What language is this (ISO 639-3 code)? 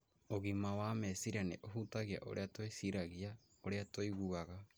kik